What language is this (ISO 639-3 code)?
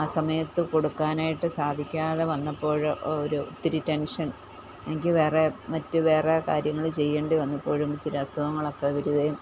mal